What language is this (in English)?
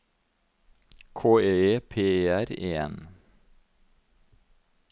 Norwegian